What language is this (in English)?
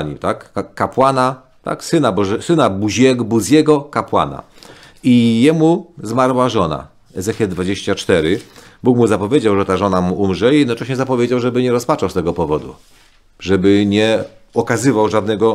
Polish